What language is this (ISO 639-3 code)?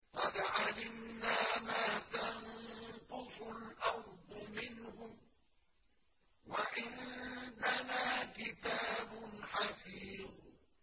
ara